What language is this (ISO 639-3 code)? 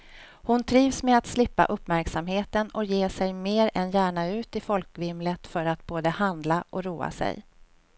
swe